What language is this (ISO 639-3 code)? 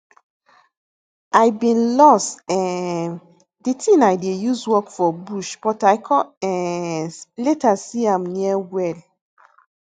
pcm